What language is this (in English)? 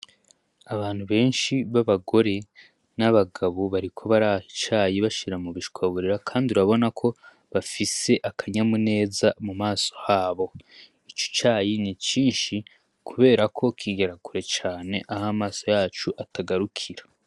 Rundi